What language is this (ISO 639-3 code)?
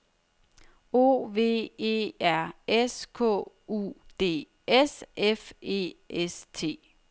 dan